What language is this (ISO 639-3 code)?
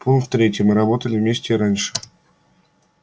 rus